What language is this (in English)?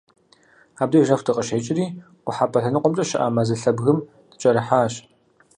Kabardian